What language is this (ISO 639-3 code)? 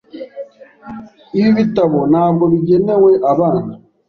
kin